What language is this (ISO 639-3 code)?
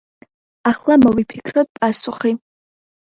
kat